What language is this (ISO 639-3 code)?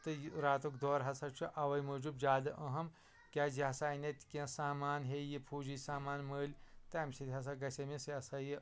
kas